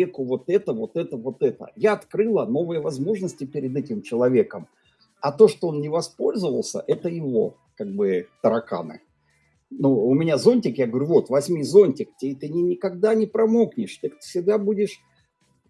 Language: Russian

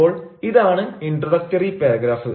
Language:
Malayalam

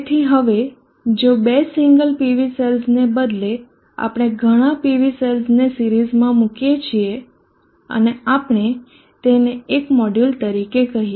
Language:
Gujarati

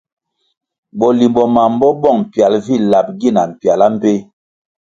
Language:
Kwasio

